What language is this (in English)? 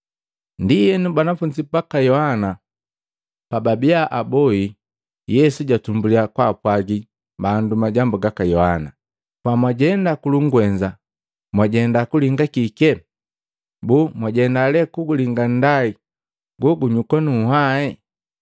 Matengo